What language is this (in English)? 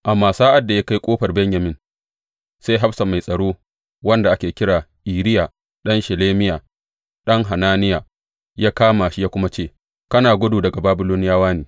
Hausa